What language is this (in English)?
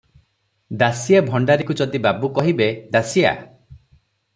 Odia